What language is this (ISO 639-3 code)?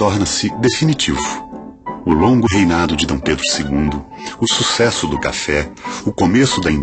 por